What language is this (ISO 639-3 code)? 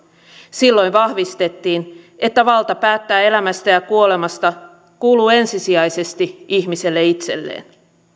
fin